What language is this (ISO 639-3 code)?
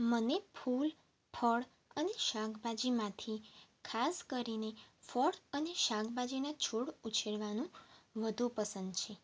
guj